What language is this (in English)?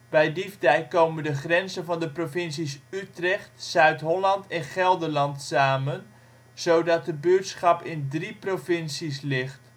Dutch